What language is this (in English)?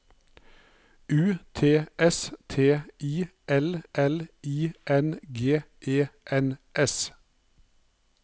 Norwegian